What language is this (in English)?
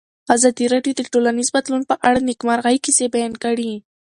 Pashto